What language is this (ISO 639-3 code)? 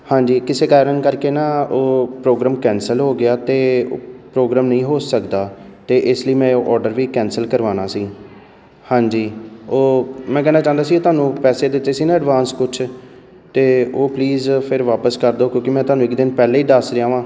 pan